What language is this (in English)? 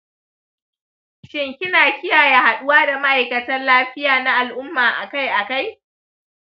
Hausa